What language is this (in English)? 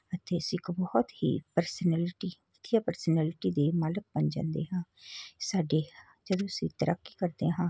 Punjabi